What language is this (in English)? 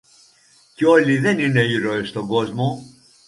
Greek